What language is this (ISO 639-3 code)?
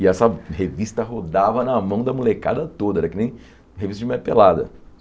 por